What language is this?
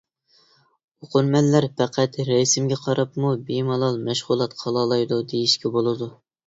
Uyghur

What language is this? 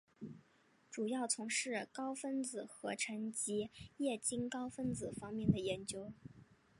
Chinese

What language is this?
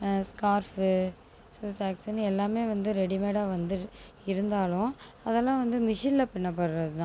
Tamil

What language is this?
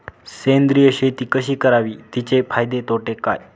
Marathi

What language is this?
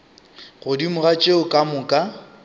Northern Sotho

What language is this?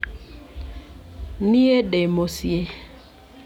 Kikuyu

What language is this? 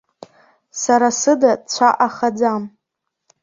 Abkhazian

